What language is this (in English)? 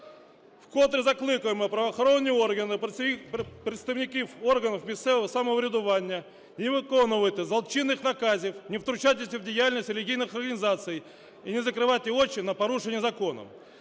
Ukrainian